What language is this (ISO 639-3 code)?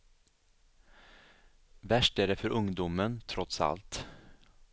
swe